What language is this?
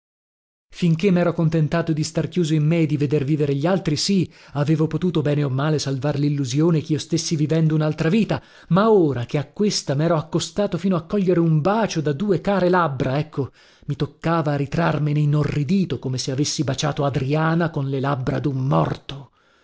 Italian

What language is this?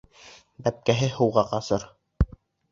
Bashkir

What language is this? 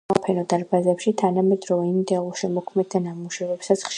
Georgian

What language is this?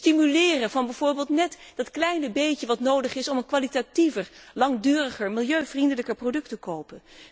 Dutch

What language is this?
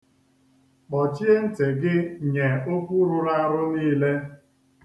Igbo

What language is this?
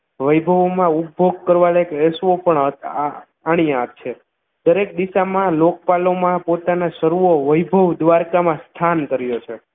Gujarati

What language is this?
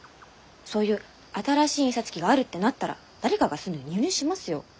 Japanese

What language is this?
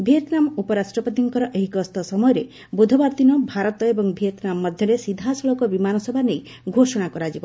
Odia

